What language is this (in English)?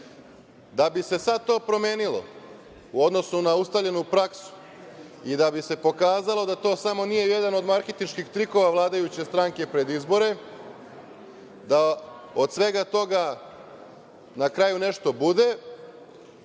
Serbian